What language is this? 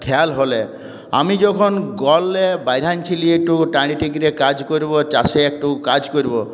Bangla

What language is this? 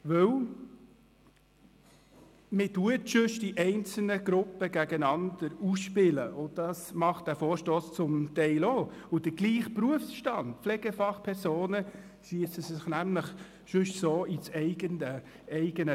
Swiss German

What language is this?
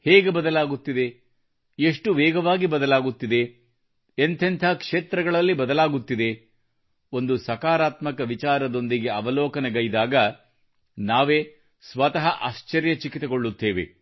Kannada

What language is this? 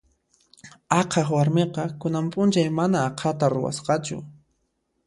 Puno Quechua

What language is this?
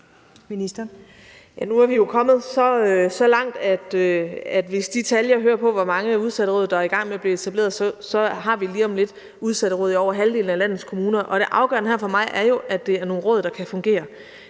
Danish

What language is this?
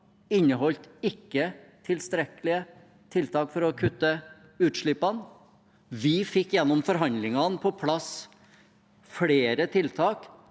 Norwegian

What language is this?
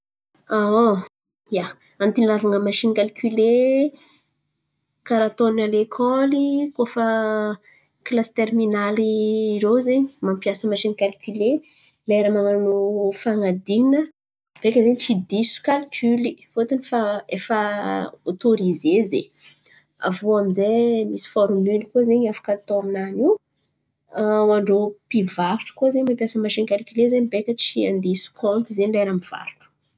Antankarana Malagasy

